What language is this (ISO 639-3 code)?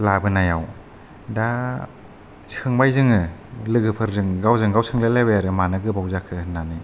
brx